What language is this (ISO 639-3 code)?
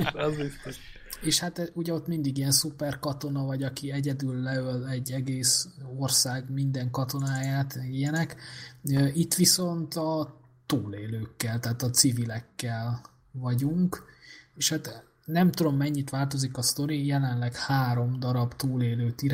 hun